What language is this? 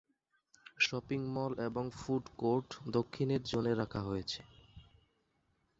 Bangla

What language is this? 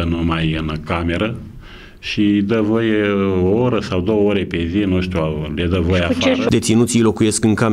Romanian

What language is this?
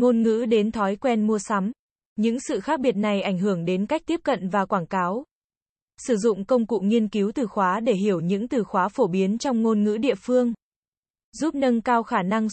Vietnamese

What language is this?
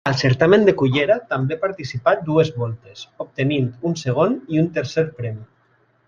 Catalan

